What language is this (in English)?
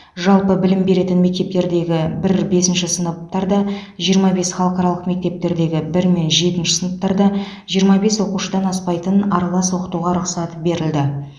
Kazakh